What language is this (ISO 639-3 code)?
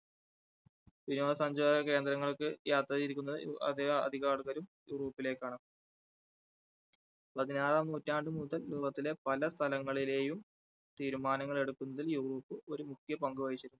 mal